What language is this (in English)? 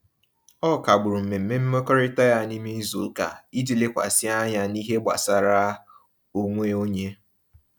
Igbo